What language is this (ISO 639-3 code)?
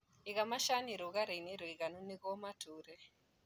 kik